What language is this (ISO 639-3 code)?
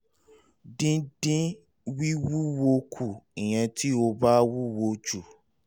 yor